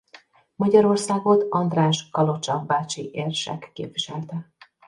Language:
Hungarian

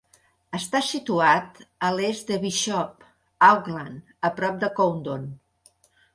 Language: Catalan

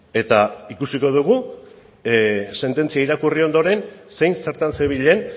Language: Basque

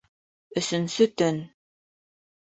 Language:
Bashkir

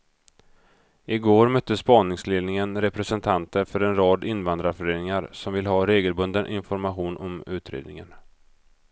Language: Swedish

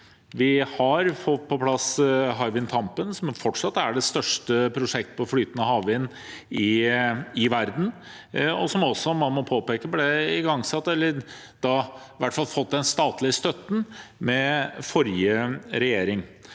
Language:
Norwegian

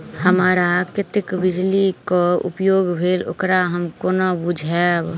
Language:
Maithili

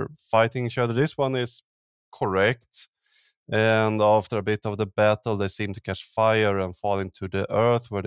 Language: English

